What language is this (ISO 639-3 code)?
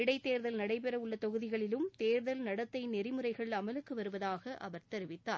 tam